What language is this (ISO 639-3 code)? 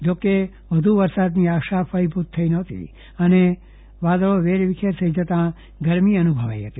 guj